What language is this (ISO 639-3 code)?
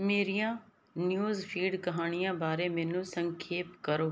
pan